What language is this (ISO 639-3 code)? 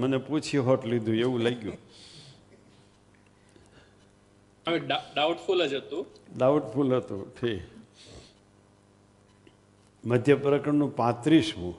guj